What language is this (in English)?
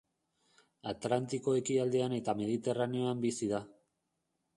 Basque